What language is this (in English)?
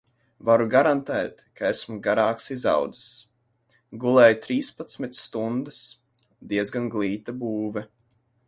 Latvian